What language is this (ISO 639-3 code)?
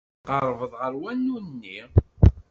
kab